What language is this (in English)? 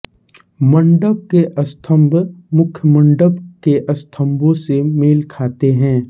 Hindi